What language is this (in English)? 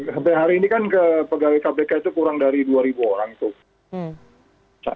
Indonesian